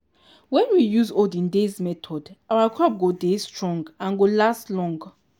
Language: Nigerian Pidgin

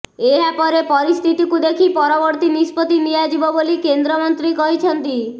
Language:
Odia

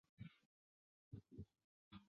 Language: Chinese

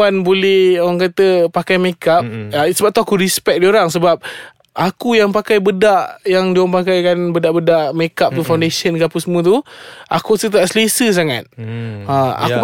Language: Malay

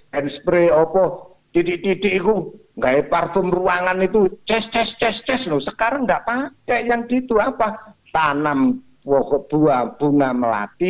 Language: Indonesian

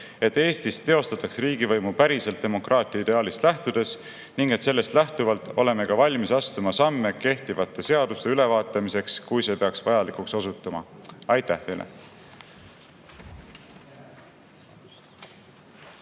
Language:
Estonian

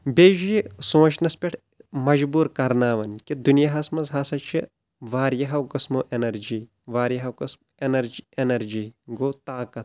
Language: Kashmiri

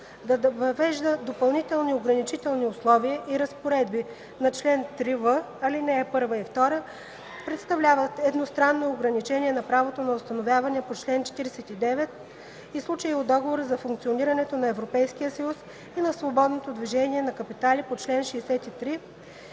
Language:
Bulgarian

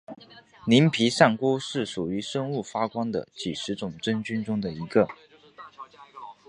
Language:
Chinese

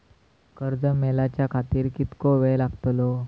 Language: Marathi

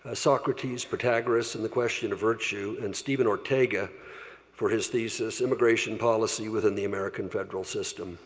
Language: English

